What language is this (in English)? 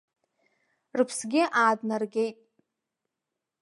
Abkhazian